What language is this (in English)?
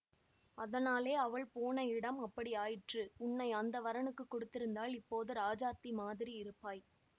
Tamil